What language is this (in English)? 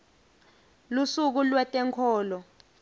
Swati